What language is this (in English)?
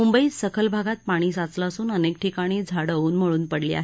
Marathi